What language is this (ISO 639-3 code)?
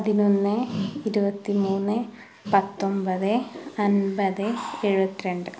mal